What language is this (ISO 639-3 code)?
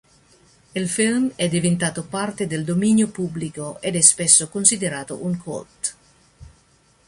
ita